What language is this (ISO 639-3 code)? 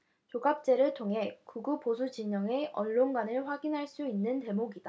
kor